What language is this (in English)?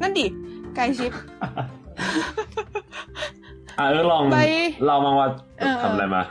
Thai